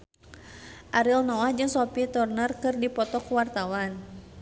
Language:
Sundanese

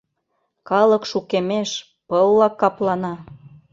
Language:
Mari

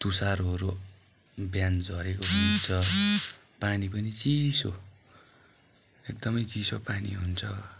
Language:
Nepali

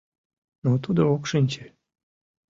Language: Mari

